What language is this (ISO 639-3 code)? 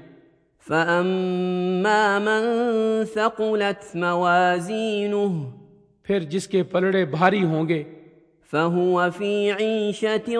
urd